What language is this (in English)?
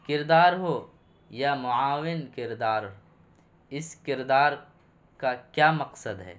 Urdu